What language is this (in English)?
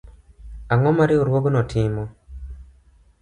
Luo (Kenya and Tanzania)